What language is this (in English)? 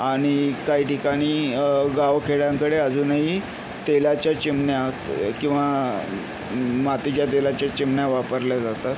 Marathi